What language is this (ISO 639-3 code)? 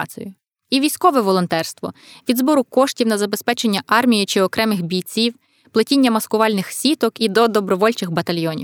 ukr